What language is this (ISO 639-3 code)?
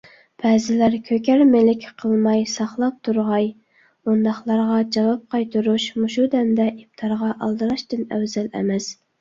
uig